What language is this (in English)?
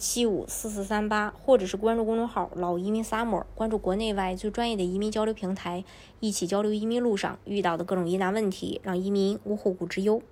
Chinese